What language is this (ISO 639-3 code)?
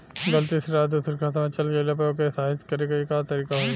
bho